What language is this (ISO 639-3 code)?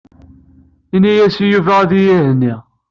kab